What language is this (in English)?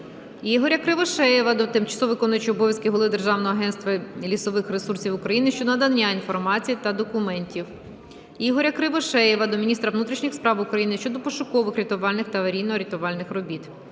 Ukrainian